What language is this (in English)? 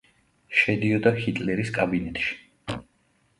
Georgian